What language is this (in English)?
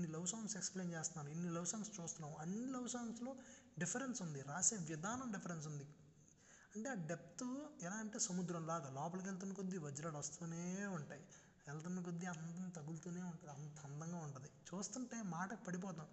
Telugu